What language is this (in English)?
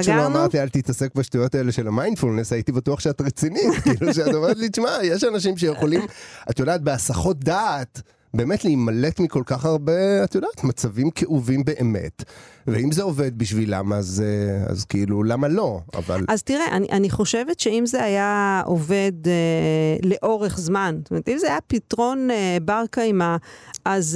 Hebrew